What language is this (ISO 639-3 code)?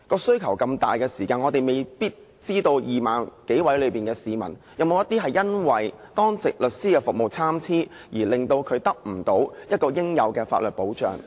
yue